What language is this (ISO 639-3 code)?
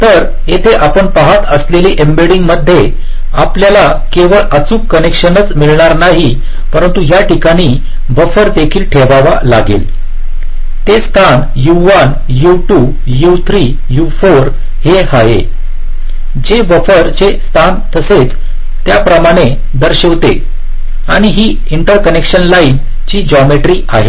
mar